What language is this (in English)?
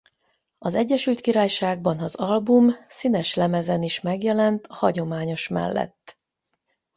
Hungarian